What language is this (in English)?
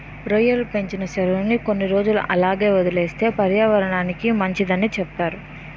Telugu